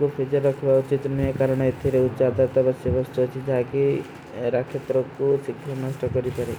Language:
Kui (India)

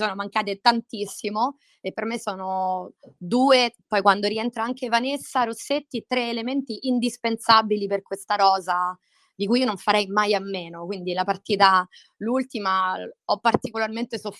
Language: Italian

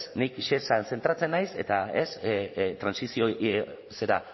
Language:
Basque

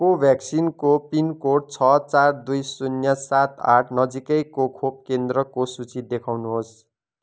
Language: Nepali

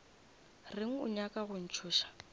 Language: Northern Sotho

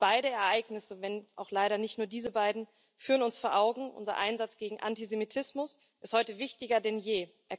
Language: German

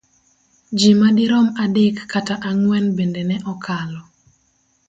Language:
Luo (Kenya and Tanzania)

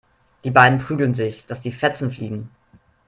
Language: German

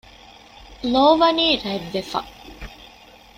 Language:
Divehi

